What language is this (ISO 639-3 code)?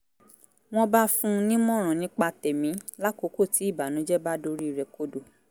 yor